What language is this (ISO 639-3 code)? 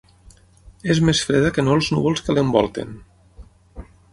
cat